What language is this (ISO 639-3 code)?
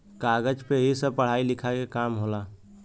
bho